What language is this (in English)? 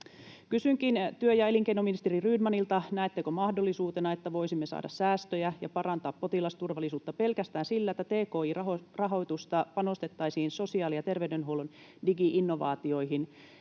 Finnish